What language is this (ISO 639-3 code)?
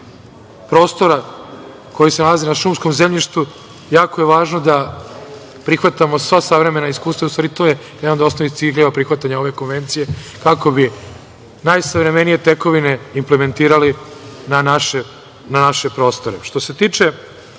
srp